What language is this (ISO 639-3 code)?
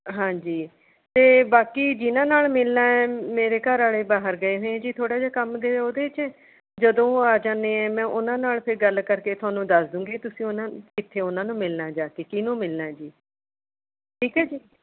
pan